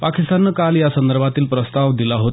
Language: Marathi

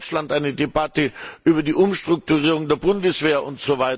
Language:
German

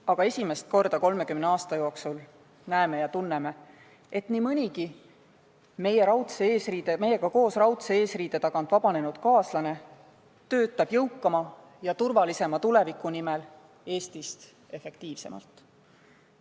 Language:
Estonian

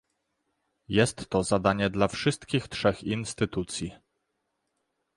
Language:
Polish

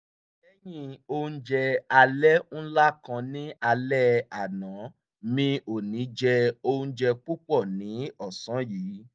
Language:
Yoruba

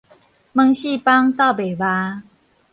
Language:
Min Nan Chinese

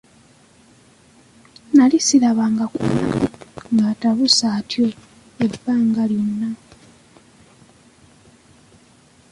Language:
Ganda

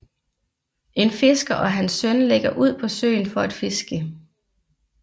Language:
Danish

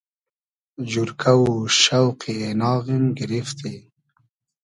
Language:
Hazaragi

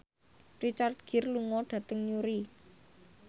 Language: Javanese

